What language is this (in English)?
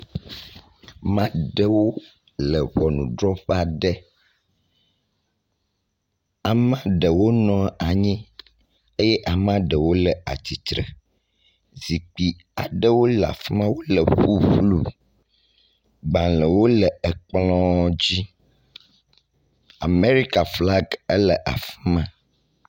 Ewe